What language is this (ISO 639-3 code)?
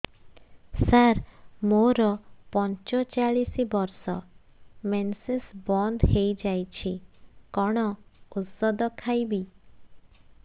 ori